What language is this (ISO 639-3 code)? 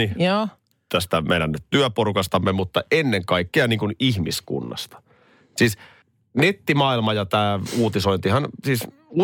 fin